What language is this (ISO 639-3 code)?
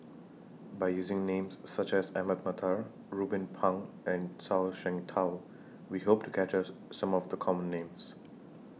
eng